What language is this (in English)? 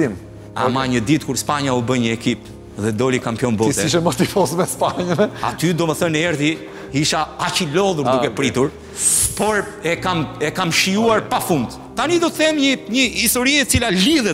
Romanian